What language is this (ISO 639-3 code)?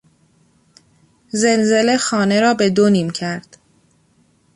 fas